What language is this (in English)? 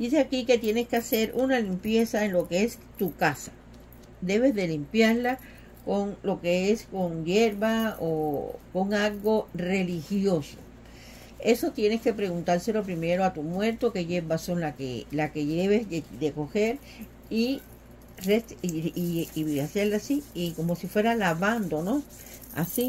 Spanish